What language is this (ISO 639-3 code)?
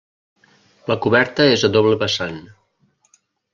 cat